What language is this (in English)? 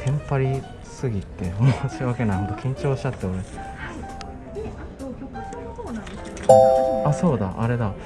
Japanese